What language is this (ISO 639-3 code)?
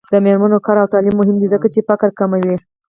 pus